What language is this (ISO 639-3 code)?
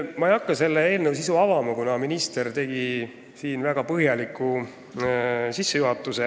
est